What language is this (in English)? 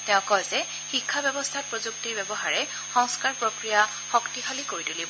Assamese